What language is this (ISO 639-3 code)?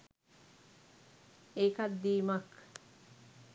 sin